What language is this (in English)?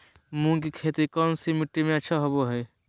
Magahi